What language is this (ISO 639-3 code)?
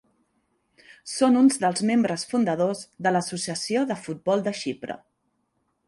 cat